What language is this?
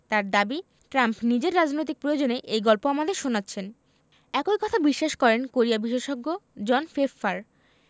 Bangla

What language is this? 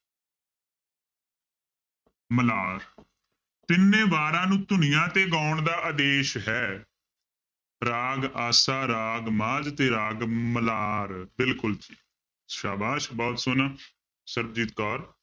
Punjabi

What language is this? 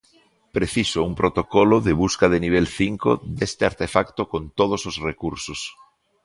Galician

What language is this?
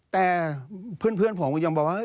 Thai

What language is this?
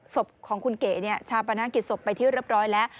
Thai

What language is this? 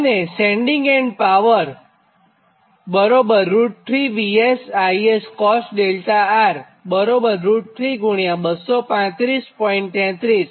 Gujarati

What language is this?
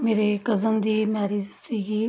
Punjabi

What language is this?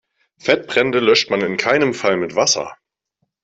German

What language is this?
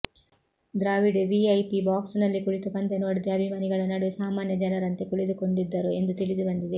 Kannada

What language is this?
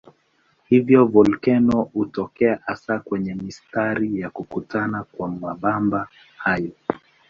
Swahili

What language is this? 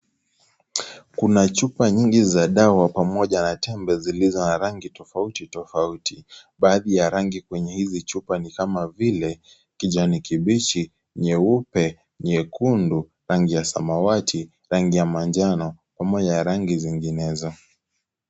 Swahili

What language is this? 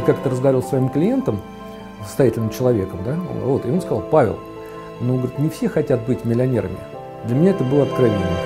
Russian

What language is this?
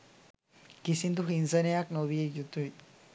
Sinhala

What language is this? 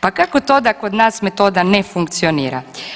Croatian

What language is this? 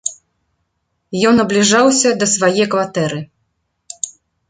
Belarusian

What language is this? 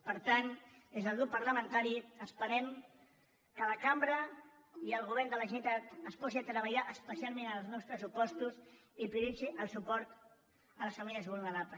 Catalan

